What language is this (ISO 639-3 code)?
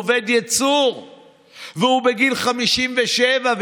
heb